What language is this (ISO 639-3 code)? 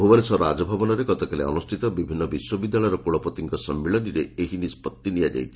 ori